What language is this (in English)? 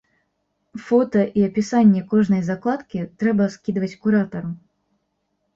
Belarusian